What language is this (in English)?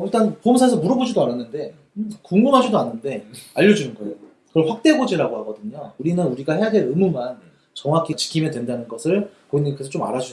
Korean